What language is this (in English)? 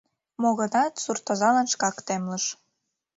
Mari